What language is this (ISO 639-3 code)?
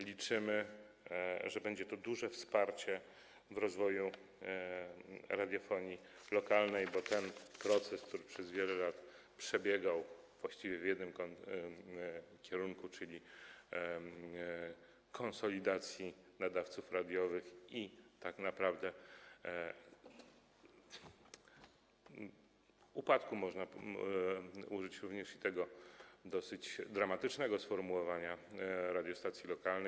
pol